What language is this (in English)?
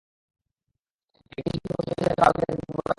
Bangla